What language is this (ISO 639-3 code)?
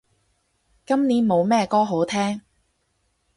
yue